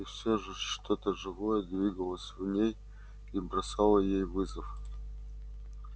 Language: Russian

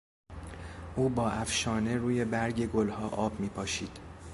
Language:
Persian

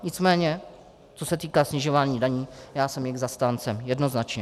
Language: Czech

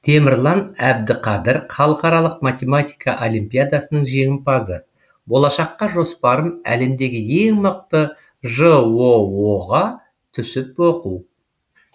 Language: Kazakh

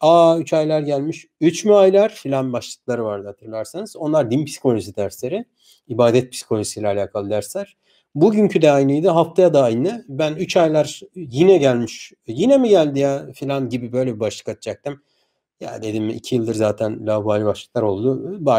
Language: Turkish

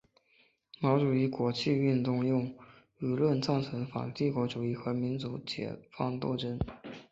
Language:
Chinese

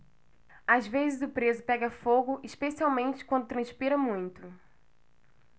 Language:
Portuguese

